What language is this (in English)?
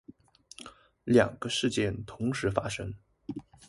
Chinese